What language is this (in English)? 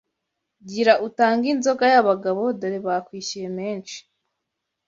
Kinyarwanda